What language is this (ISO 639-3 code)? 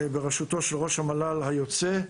heb